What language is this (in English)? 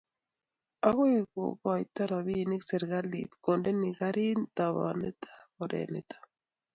Kalenjin